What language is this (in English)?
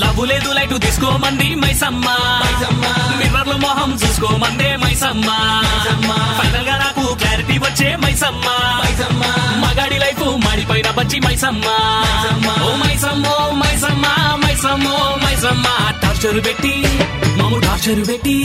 Telugu